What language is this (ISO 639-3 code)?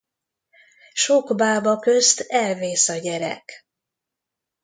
hun